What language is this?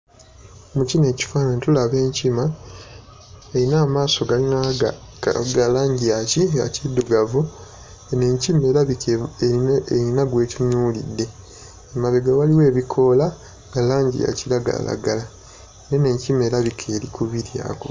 Ganda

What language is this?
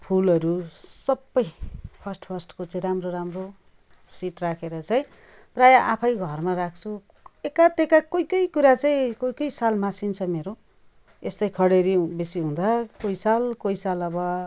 Nepali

